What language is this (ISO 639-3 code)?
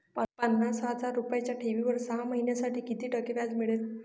mar